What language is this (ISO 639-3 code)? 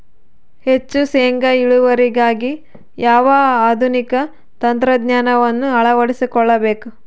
kan